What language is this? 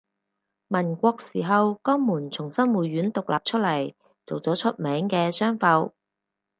Cantonese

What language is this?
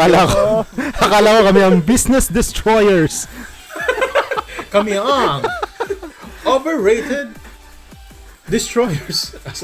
Filipino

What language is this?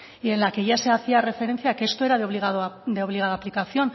Spanish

